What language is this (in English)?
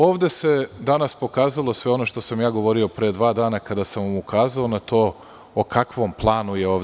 Serbian